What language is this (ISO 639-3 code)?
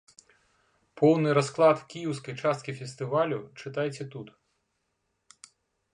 bel